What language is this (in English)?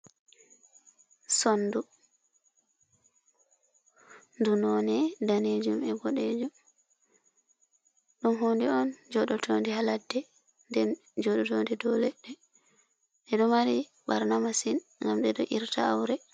Fula